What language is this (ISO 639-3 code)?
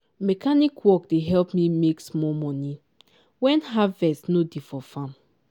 pcm